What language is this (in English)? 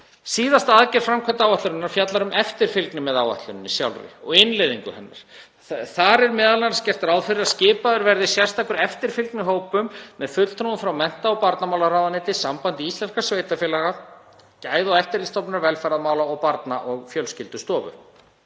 Icelandic